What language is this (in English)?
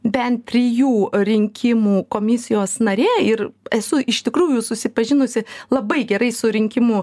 Lithuanian